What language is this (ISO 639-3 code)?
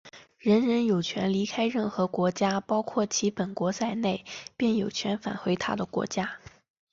zho